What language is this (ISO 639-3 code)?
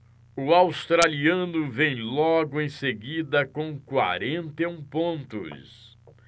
por